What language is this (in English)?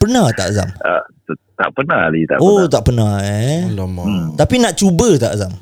Malay